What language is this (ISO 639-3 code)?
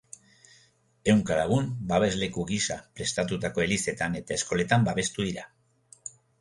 eus